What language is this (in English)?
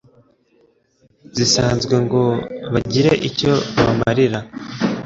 Kinyarwanda